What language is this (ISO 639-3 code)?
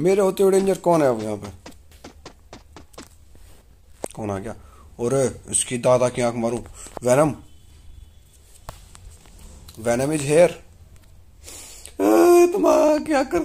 ara